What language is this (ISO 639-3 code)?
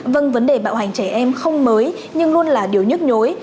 vie